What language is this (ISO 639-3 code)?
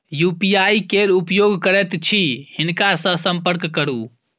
mai